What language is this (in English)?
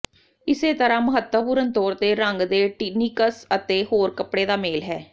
Punjabi